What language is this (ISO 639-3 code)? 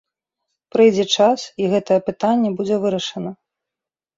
bel